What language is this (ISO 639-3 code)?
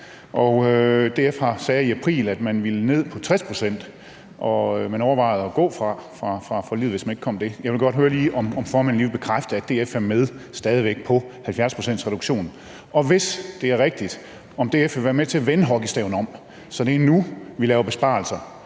dan